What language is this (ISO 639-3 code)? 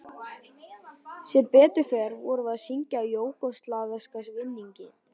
isl